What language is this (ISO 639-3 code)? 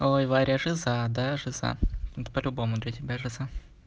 rus